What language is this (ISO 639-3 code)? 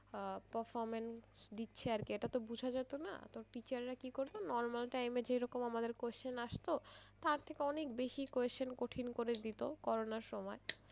ben